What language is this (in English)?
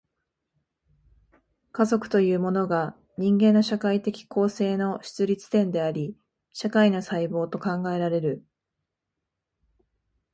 Japanese